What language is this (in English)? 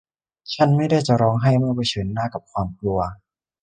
Thai